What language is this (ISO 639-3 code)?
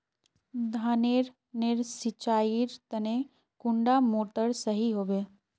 mag